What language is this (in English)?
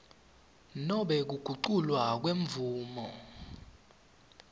Swati